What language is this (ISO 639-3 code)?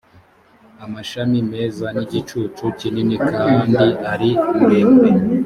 kin